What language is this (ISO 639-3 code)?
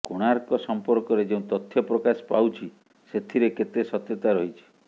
ori